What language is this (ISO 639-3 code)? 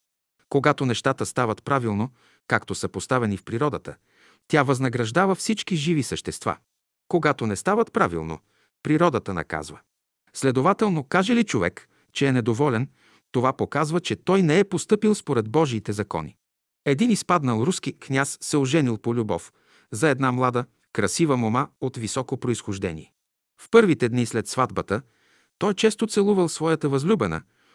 bul